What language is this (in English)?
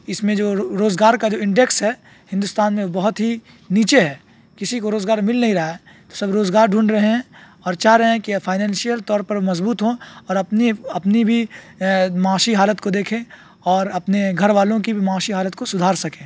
Urdu